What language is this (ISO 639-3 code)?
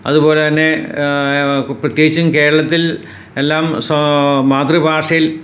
mal